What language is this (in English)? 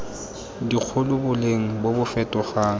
Tswana